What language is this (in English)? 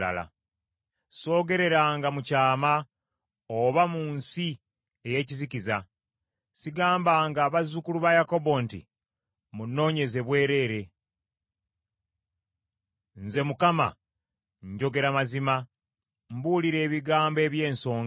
Ganda